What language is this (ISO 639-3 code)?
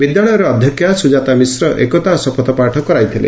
ori